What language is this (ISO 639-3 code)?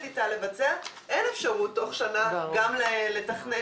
heb